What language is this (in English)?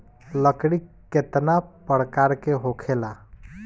Bhojpuri